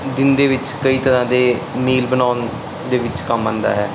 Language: Punjabi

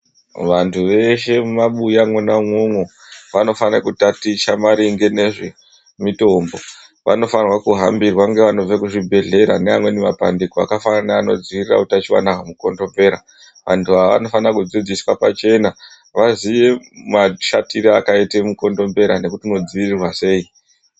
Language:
Ndau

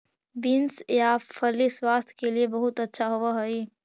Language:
Magahi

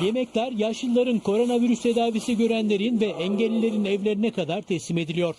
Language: Turkish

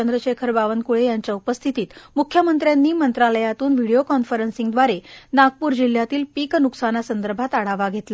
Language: Marathi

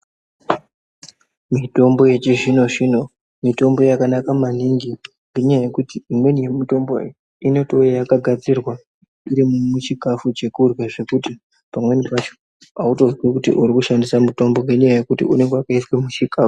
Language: Ndau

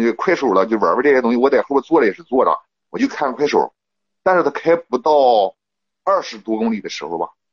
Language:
Chinese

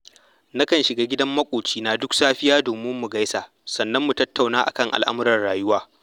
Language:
Hausa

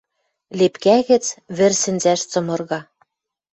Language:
Western Mari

